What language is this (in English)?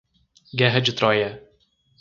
Portuguese